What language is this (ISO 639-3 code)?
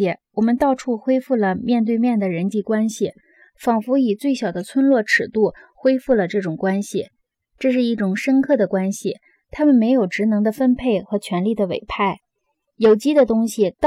zho